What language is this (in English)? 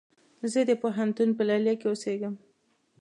Pashto